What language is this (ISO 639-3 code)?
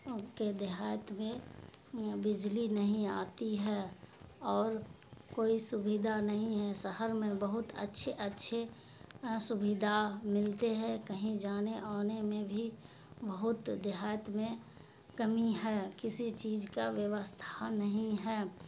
urd